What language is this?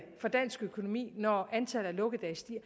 Danish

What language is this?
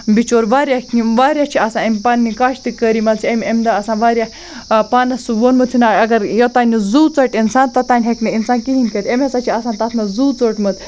Kashmiri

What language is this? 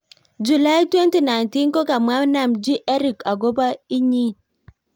Kalenjin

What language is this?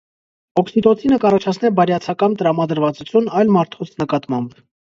Armenian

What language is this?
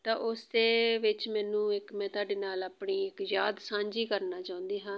Punjabi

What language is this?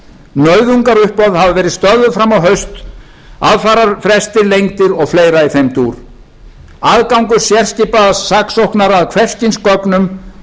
Icelandic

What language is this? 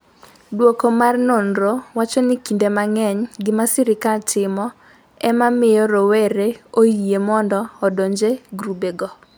Luo (Kenya and Tanzania)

